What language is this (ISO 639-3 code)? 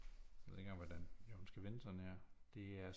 dan